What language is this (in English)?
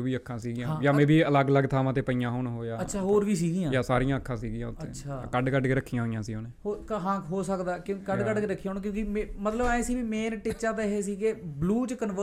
Punjabi